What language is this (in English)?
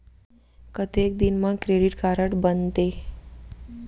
Chhattisgarhi